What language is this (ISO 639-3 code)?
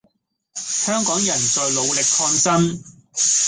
yue